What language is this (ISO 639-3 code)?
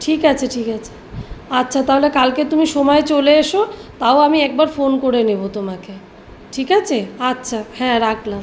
ben